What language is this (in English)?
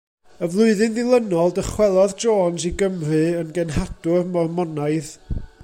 Welsh